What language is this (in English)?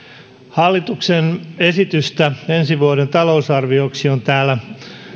Finnish